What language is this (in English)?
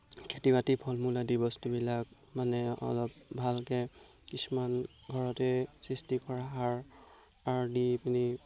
Assamese